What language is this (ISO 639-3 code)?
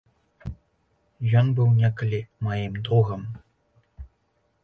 bel